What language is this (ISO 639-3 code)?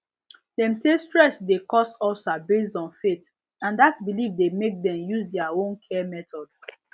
pcm